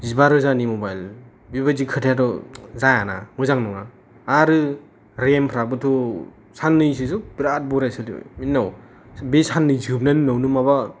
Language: Bodo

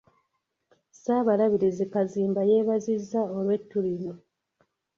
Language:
Ganda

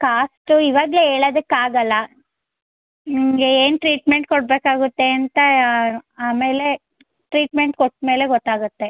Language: Kannada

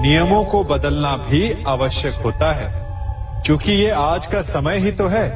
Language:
Hindi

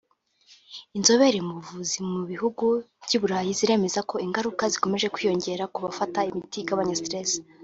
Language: Kinyarwanda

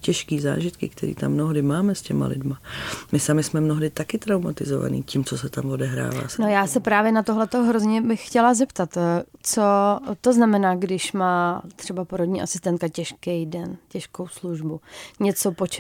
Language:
Czech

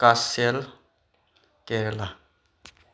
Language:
Manipuri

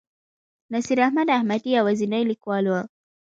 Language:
Pashto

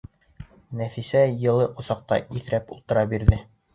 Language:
Bashkir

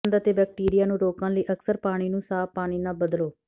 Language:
Punjabi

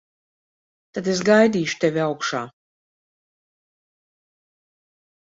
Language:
Latvian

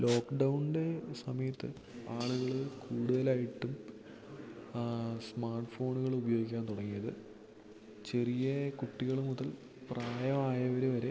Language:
Malayalam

